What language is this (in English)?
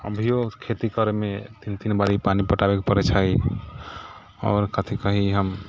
Maithili